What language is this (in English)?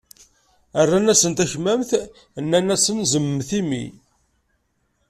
Kabyle